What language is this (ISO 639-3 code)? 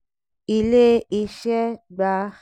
yor